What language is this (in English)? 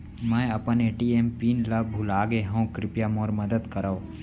Chhattisgarhi